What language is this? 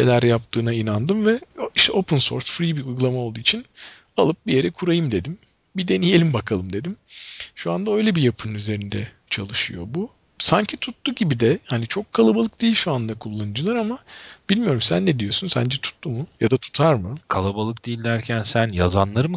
Turkish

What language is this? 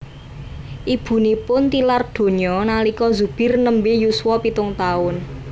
Javanese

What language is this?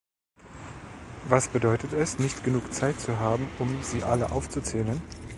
German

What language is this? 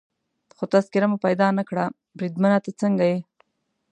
Pashto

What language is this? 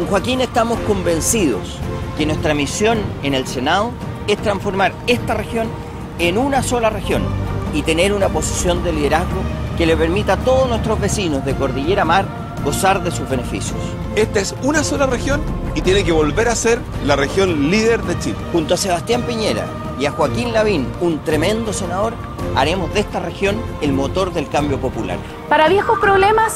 Spanish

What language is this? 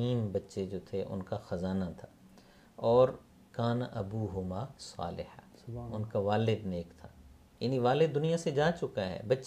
Urdu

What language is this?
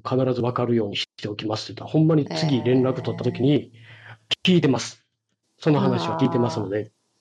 Japanese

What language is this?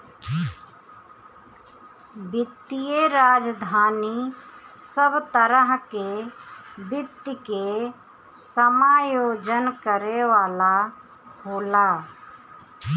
Bhojpuri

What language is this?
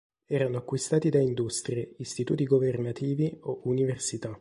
Italian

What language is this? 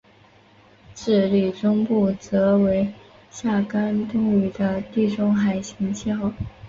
Chinese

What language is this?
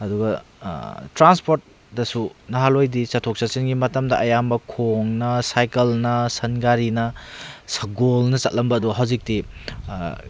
Manipuri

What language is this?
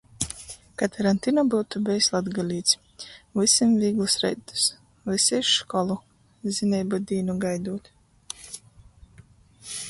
Latgalian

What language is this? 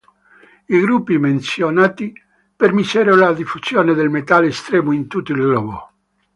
Italian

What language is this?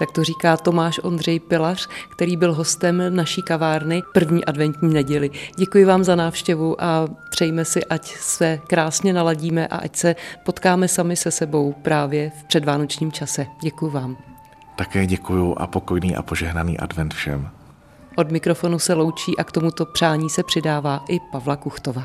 Czech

